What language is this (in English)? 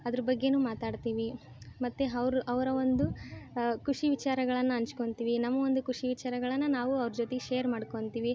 Kannada